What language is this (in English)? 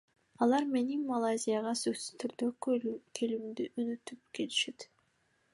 Kyrgyz